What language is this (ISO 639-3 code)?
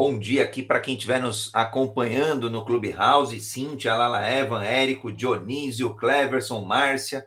por